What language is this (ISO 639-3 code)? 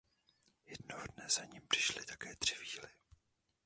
ces